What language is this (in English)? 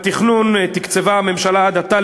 Hebrew